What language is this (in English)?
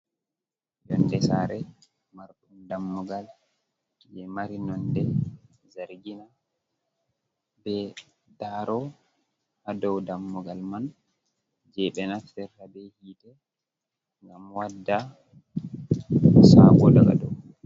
Fula